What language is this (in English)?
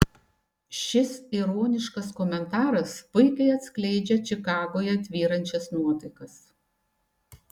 Lithuanian